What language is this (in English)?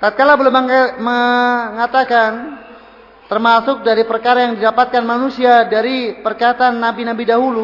Indonesian